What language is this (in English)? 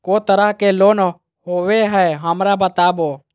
Magahi